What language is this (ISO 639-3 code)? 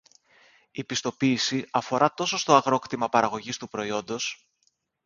ell